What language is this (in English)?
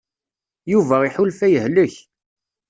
Kabyle